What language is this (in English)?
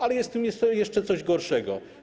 Polish